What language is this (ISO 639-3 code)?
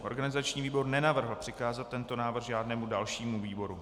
ces